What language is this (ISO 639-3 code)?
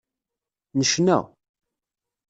kab